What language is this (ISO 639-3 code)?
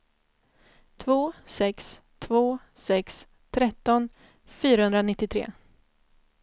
swe